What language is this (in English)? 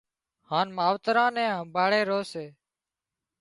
Wadiyara Koli